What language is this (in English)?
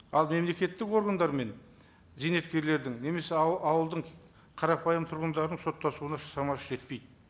Kazakh